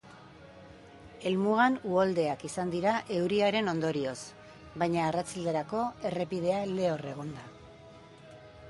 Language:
Basque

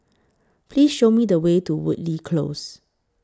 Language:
English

